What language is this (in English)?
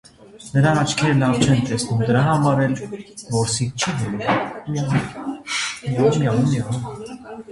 Armenian